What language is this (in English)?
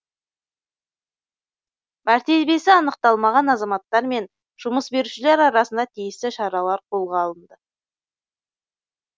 Kazakh